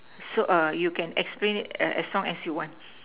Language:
English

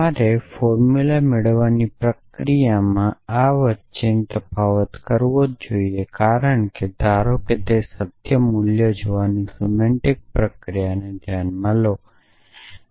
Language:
Gujarati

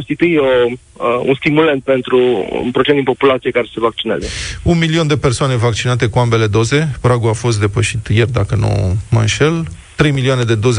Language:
Romanian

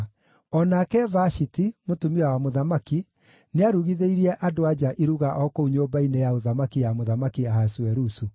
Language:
Kikuyu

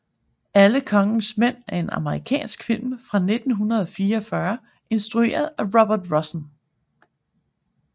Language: Danish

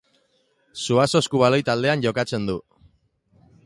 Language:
Basque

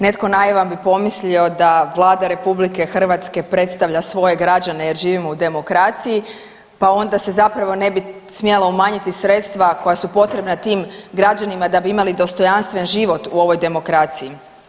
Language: Croatian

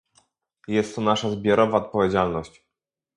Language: Polish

